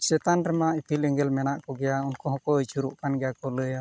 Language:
Santali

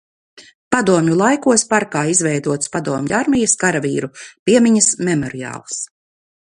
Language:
Latvian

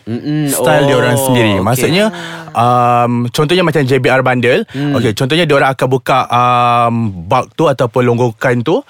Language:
Malay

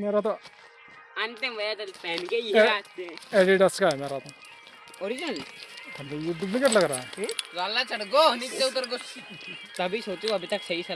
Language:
Hindi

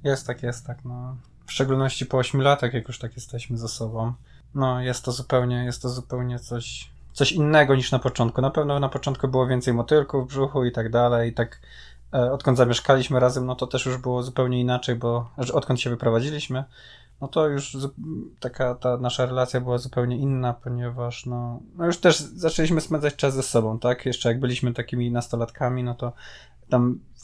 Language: Polish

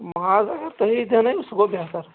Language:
Kashmiri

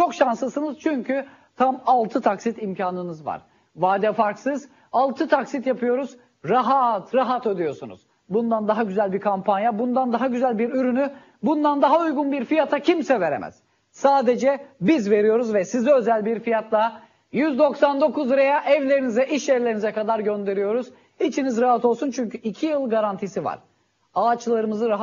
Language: Turkish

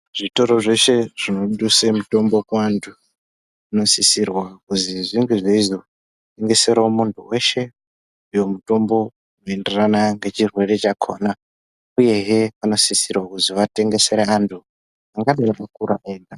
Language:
Ndau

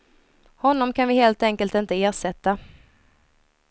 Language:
Swedish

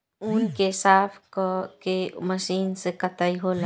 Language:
Bhojpuri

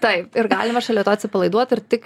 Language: Lithuanian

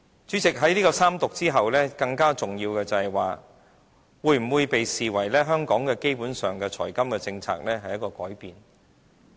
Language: Cantonese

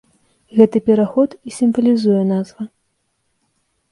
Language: Belarusian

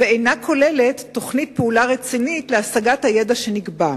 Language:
Hebrew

